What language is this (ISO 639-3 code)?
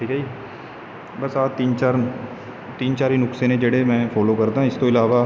pan